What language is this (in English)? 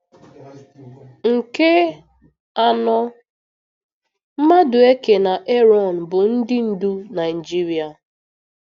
Igbo